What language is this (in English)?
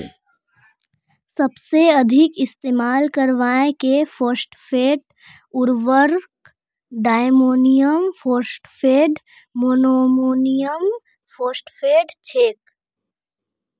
Magahi